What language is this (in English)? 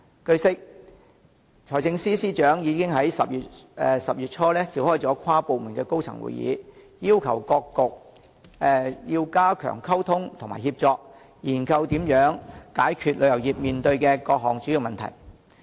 Cantonese